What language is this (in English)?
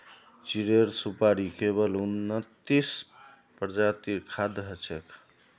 Magahi